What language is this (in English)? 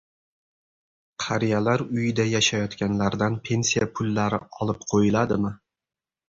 Uzbek